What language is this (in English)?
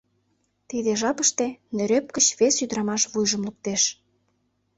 Mari